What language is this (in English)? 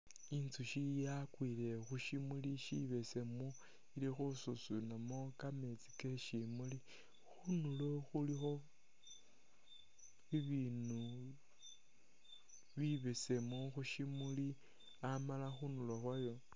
Masaaba